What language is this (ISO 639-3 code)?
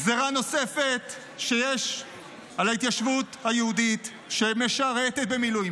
heb